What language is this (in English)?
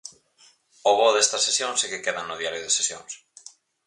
Galician